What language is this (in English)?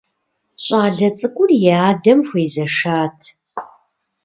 Kabardian